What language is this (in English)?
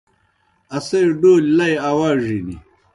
Kohistani Shina